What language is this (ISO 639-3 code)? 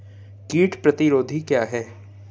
hin